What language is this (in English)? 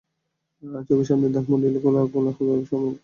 Bangla